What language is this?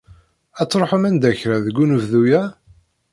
Kabyle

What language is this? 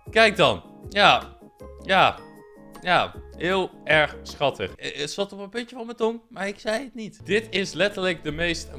Dutch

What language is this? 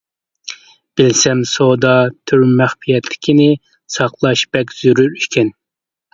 Uyghur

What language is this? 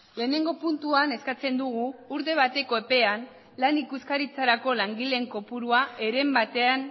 Basque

